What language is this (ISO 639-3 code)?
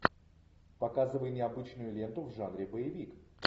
rus